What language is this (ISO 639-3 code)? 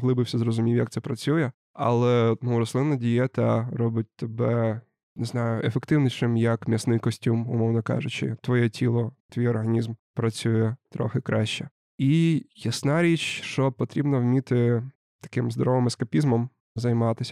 ukr